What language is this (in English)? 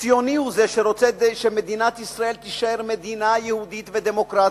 Hebrew